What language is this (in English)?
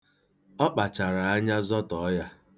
Igbo